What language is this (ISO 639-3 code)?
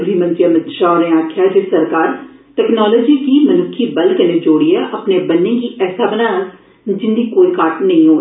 doi